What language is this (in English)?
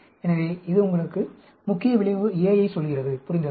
Tamil